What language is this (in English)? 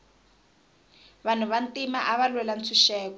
Tsonga